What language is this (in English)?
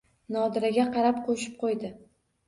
Uzbek